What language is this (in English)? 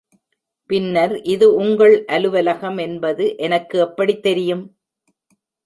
Tamil